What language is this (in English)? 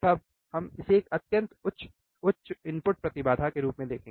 Hindi